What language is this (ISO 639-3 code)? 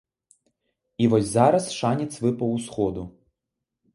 bel